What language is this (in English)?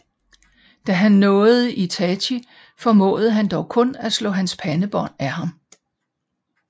Danish